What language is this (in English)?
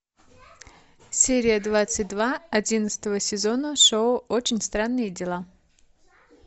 Russian